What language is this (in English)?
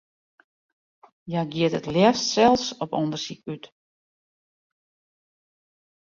Western Frisian